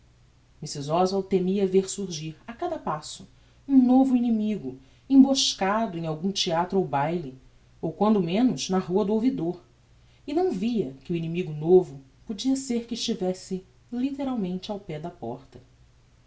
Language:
Portuguese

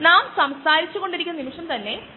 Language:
Malayalam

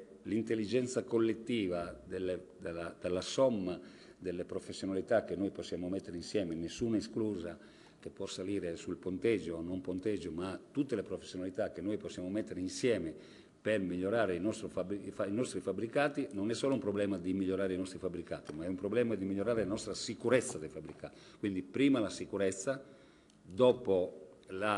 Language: Italian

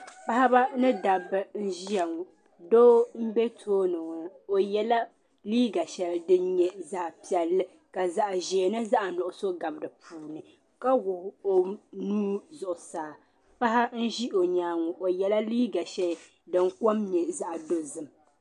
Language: Dagbani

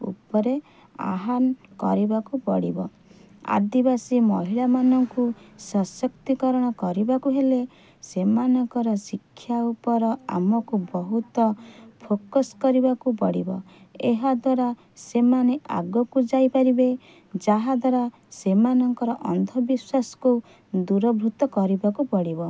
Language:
Odia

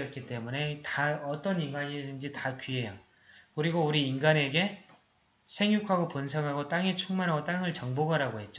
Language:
Korean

